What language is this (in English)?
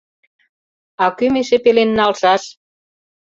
Mari